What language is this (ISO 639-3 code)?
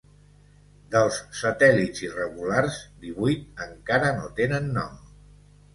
cat